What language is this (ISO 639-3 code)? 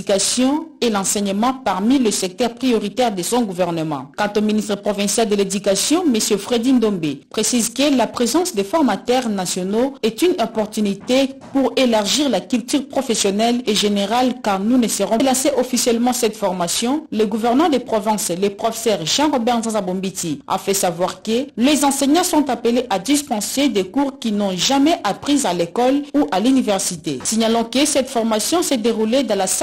fra